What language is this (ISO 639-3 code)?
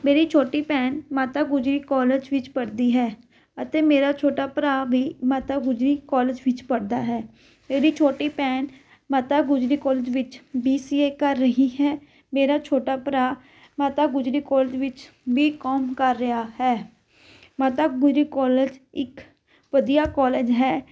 pan